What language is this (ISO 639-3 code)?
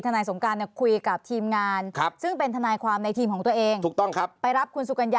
tha